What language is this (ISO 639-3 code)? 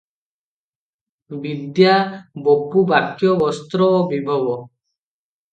ori